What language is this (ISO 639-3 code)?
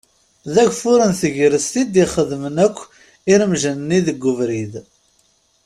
kab